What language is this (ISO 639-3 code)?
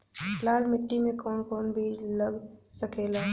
bho